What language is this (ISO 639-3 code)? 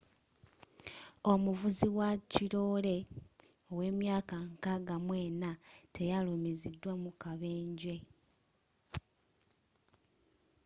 lug